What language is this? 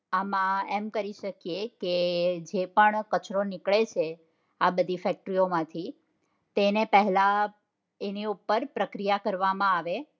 Gujarati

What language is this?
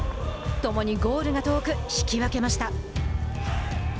Japanese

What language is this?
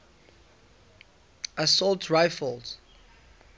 English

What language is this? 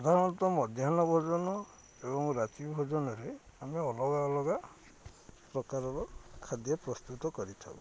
Odia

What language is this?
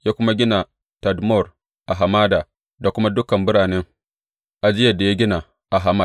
Hausa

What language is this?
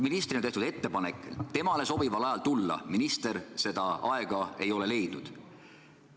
Estonian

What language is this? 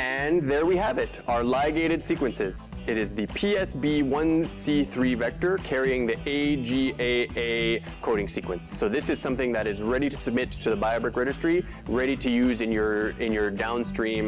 English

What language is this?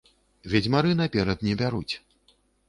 Belarusian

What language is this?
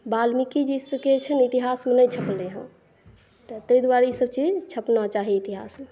Maithili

